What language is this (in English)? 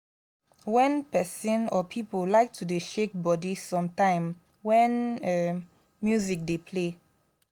Nigerian Pidgin